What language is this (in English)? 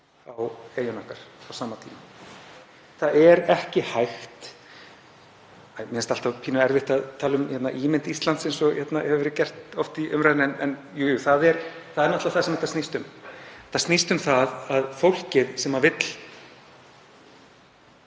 Icelandic